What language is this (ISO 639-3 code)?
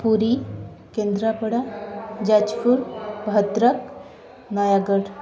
ori